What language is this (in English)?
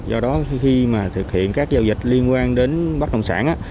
Vietnamese